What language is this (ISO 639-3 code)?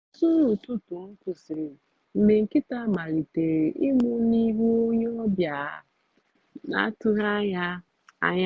ibo